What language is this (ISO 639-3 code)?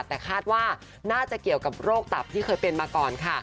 tha